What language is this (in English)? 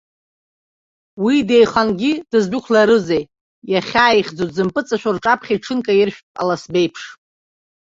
Abkhazian